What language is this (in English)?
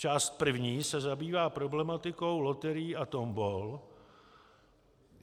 Czech